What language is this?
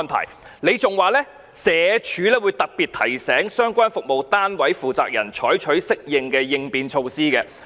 Cantonese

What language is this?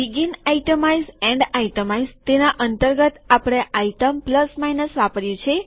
Gujarati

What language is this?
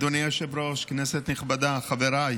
Hebrew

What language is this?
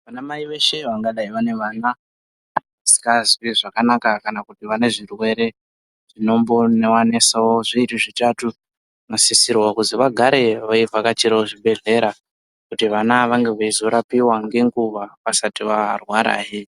Ndau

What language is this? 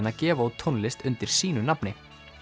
Icelandic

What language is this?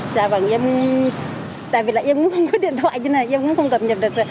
Vietnamese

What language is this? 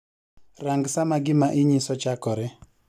Luo (Kenya and Tanzania)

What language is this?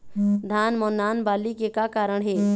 Chhattisgarhi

